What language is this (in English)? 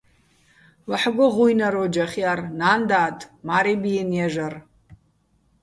Bats